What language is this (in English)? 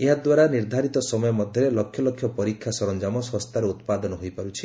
Odia